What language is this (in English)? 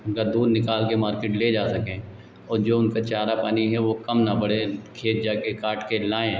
Hindi